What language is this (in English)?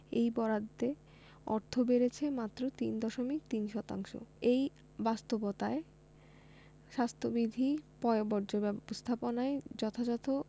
Bangla